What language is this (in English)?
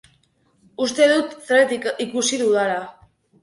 Basque